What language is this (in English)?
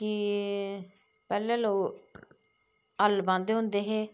Dogri